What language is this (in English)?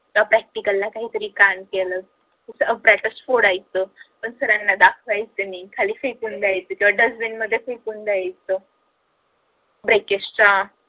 Marathi